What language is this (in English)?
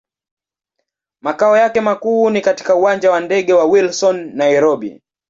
Swahili